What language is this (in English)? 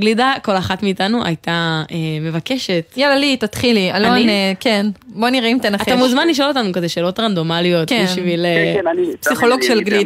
Hebrew